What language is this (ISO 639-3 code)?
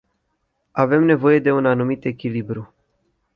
ron